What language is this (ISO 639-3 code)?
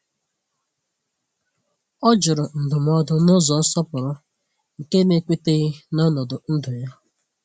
ibo